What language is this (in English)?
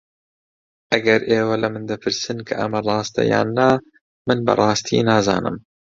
Central Kurdish